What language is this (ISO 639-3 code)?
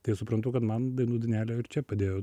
lit